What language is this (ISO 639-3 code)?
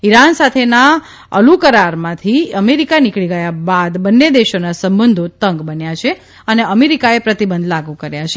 guj